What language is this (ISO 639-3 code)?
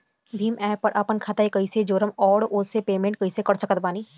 bho